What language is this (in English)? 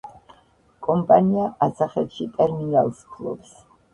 Georgian